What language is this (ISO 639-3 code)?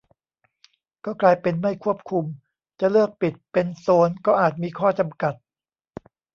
tha